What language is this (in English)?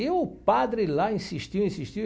Portuguese